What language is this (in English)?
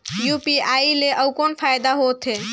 Chhattisgarhi